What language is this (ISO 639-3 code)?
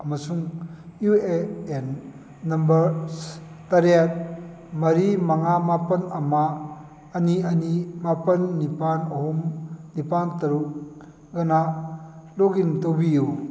mni